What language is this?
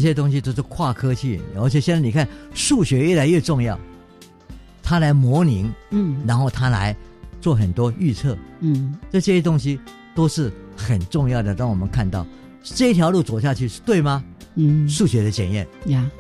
Chinese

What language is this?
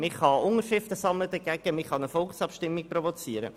Swiss German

